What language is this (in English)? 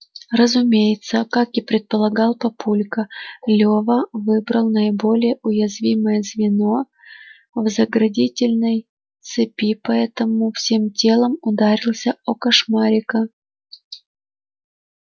Russian